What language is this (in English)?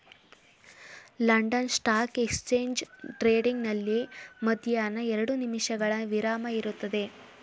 Kannada